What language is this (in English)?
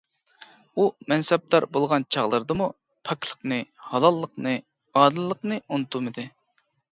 Uyghur